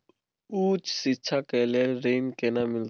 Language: Maithili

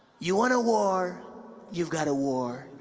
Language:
English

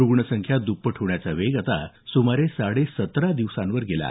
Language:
Marathi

